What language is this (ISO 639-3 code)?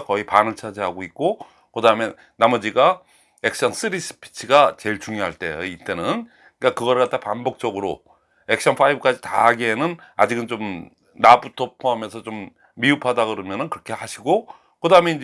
kor